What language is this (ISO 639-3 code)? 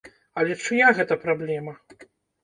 bel